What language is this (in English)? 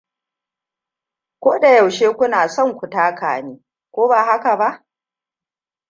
Hausa